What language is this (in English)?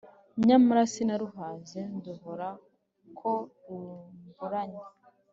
Kinyarwanda